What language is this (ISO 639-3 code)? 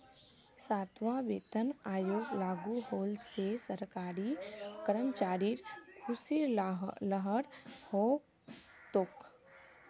mag